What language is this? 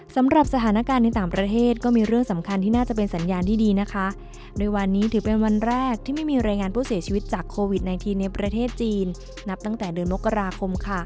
Thai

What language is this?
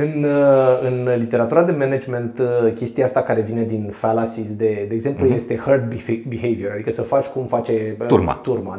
Romanian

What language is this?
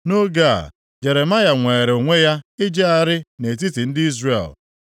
Igbo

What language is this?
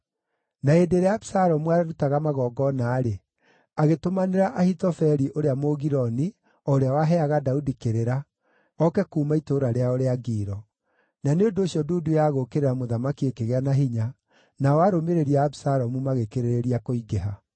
Kikuyu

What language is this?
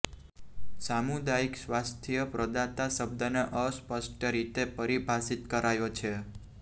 Gujarati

